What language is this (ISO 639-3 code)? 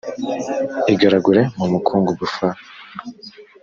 kin